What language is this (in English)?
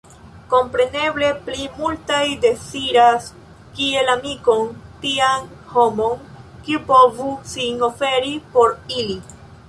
Esperanto